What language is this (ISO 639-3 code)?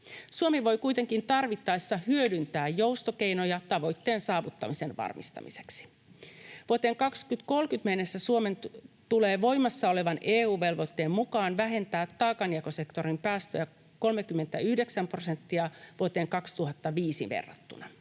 fin